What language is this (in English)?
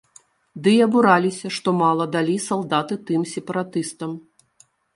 Belarusian